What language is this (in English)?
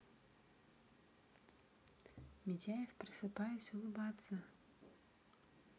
Russian